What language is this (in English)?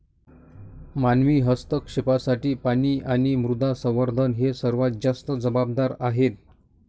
Marathi